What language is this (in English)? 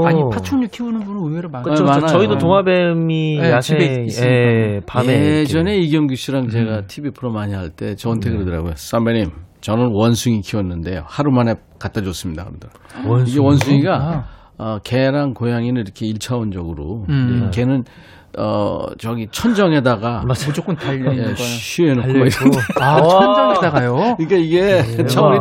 Korean